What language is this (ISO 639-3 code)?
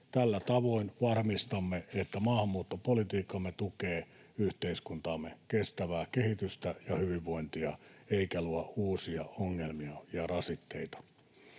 fin